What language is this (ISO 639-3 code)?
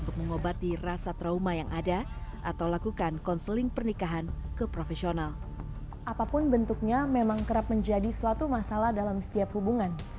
ind